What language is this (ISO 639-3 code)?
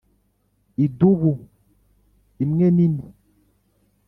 kin